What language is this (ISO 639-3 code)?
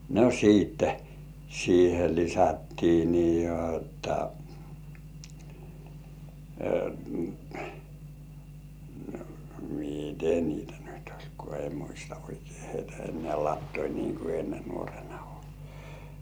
fin